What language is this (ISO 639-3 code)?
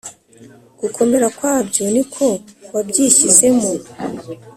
kin